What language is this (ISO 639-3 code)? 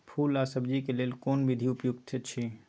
mai